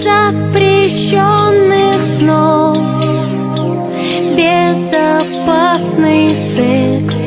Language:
Vietnamese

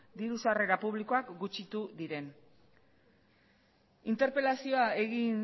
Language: Basque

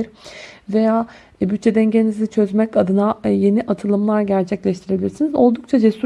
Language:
Turkish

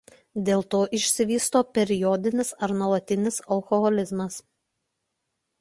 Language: Lithuanian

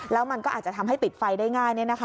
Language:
Thai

